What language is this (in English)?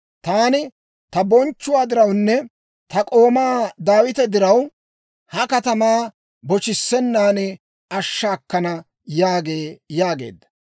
Dawro